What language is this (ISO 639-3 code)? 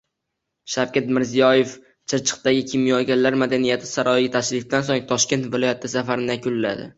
uzb